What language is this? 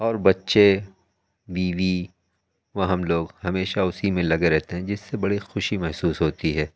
Urdu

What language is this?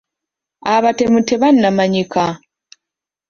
Ganda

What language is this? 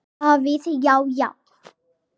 Icelandic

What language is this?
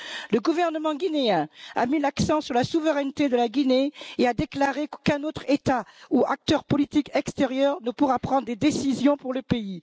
French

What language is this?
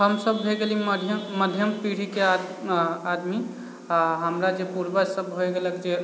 Maithili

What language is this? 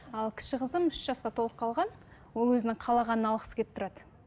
Kazakh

